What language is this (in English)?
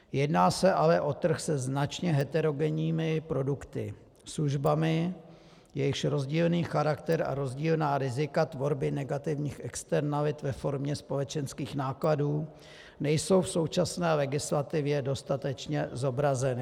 Czech